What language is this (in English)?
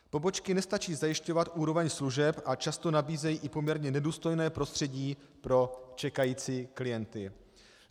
Czech